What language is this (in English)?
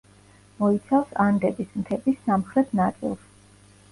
Georgian